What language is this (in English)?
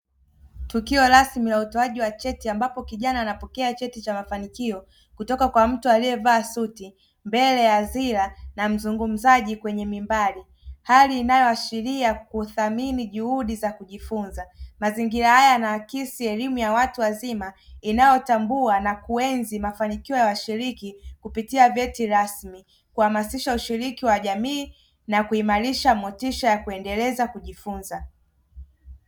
Swahili